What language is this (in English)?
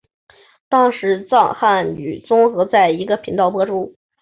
Chinese